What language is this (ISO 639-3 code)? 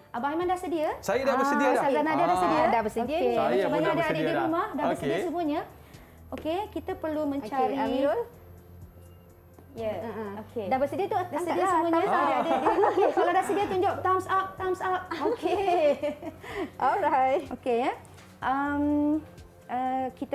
msa